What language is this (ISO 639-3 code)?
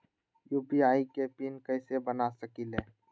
mag